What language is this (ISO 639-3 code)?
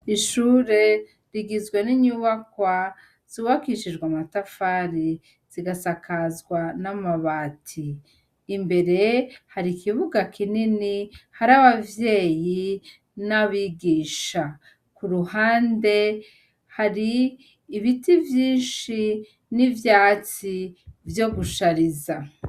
run